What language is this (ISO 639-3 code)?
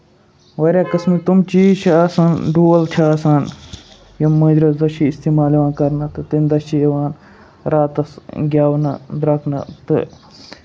kas